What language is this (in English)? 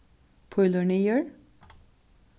Faroese